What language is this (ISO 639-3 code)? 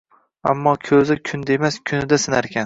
uzb